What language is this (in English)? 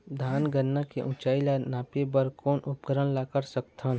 Chhattisgarhi